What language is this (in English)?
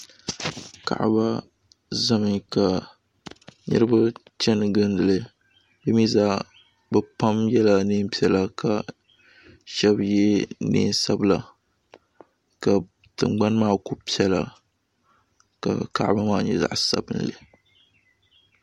Dagbani